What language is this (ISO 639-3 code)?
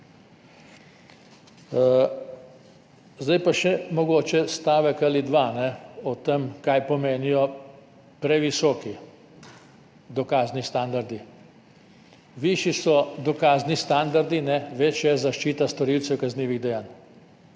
slv